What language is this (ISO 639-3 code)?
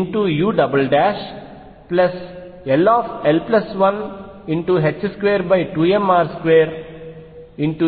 tel